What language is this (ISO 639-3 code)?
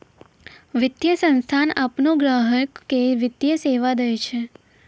mai